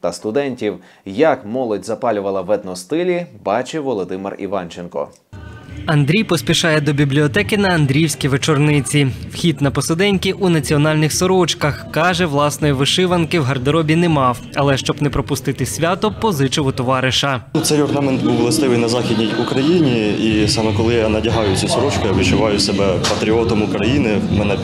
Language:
Ukrainian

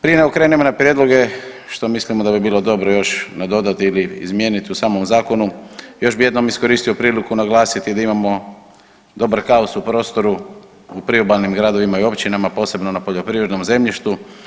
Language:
Croatian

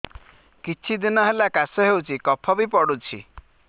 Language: Odia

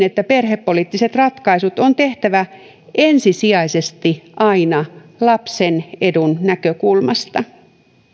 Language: Finnish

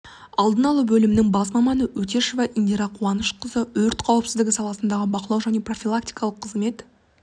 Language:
Kazakh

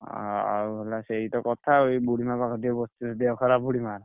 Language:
Odia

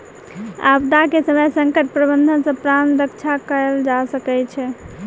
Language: Maithili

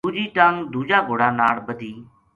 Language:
Gujari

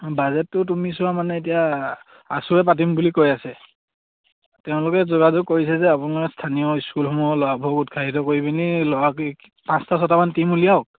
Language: Assamese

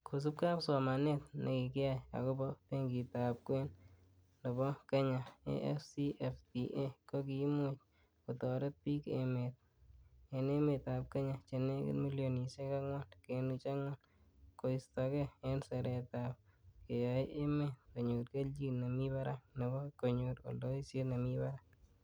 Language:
Kalenjin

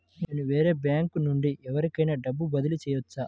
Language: Telugu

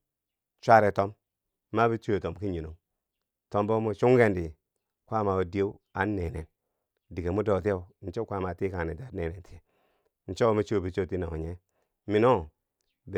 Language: Bangwinji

